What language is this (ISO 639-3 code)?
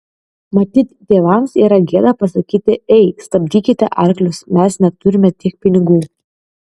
lit